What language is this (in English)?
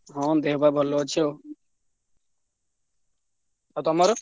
Odia